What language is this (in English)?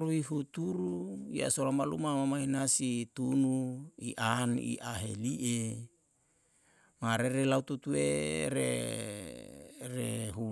Yalahatan